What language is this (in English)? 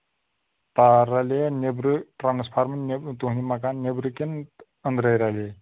Kashmiri